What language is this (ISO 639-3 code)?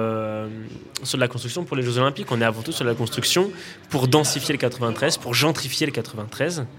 fra